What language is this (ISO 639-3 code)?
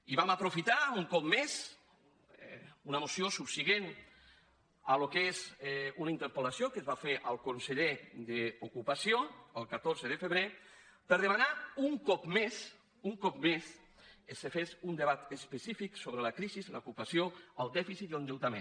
cat